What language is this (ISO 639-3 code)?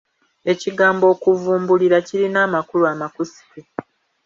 lug